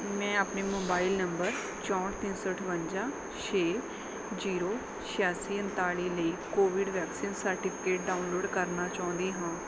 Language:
Punjabi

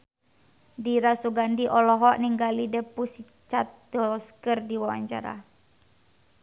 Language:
Sundanese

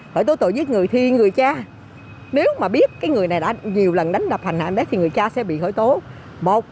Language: Vietnamese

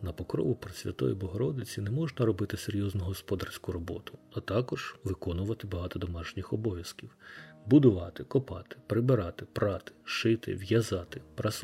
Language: Ukrainian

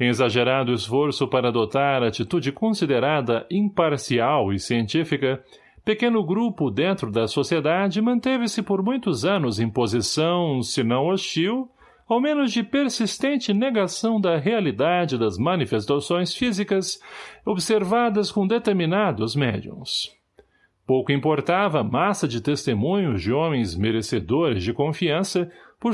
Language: Portuguese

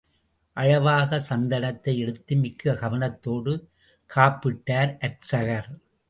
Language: Tamil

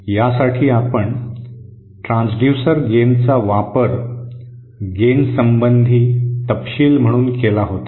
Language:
Marathi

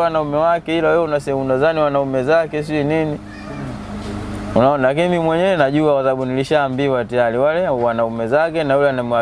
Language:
Indonesian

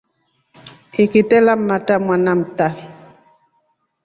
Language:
Rombo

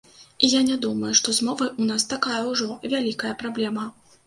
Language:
Belarusian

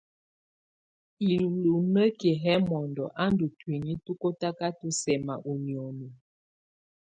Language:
Tunen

